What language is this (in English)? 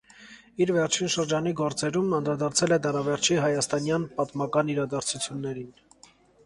Armenian